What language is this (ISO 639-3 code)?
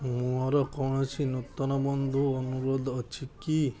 ori